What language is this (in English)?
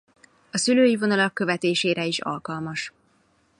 Hungarian